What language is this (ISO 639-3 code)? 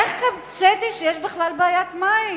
heb